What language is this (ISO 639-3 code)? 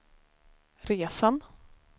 swe